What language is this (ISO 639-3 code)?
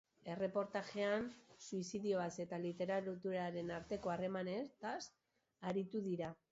eus